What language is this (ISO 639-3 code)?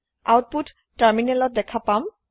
asm